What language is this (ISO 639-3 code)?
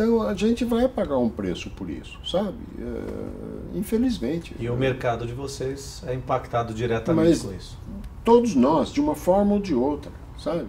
por